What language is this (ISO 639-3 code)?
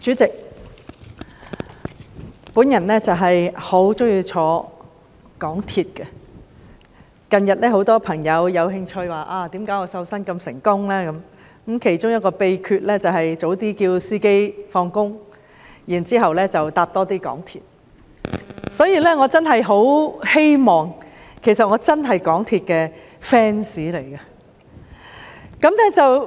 yue